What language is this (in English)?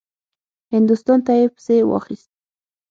Pashto